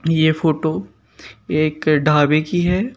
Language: Hindi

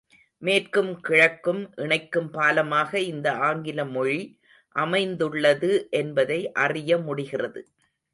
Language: Tamil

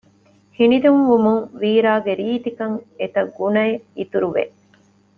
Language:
Divehi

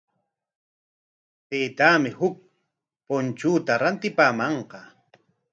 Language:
Corongo Ancash Quechua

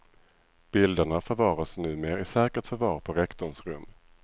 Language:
Swedish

